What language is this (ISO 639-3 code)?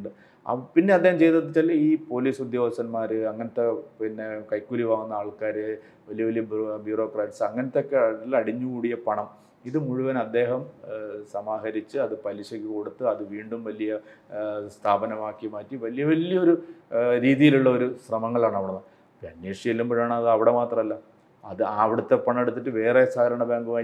mal